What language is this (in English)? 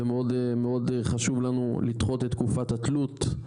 Hebrew